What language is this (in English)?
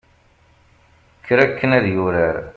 Kabyle